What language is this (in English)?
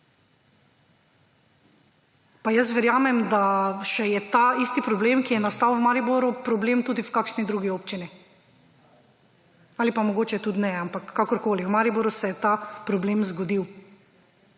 Slovenian